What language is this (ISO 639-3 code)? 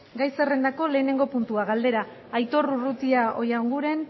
eus